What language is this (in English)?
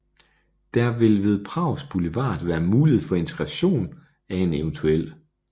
Danish